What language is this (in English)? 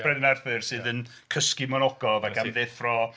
Welsh